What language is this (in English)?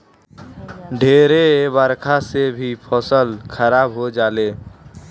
Bhojpuri